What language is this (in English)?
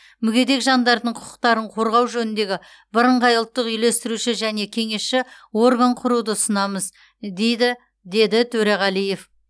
Kazakh